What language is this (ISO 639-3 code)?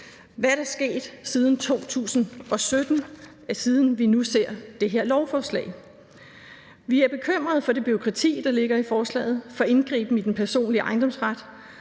dan